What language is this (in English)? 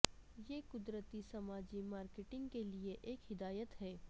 Urdu